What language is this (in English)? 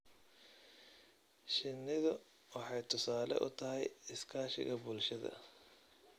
Somali